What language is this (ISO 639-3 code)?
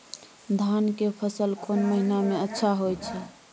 mai